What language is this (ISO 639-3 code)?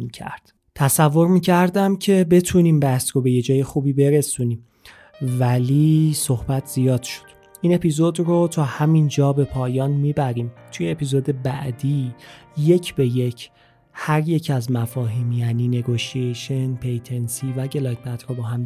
fas